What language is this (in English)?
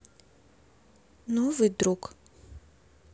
Russian